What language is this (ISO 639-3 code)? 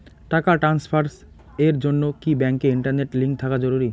ben